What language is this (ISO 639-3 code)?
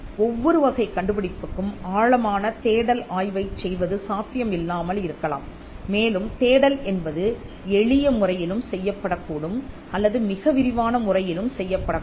tam